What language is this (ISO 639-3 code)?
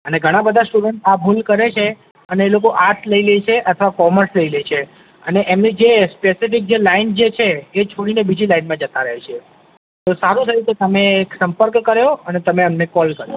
guj